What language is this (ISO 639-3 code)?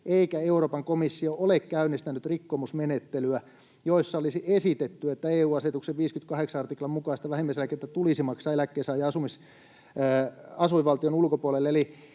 fin